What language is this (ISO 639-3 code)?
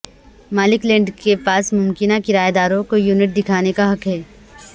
urd